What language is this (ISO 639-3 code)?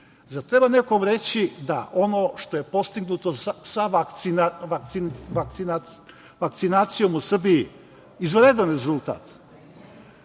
srp